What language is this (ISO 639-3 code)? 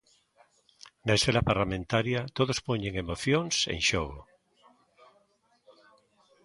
glg